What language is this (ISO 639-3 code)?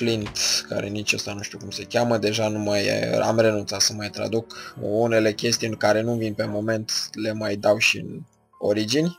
ron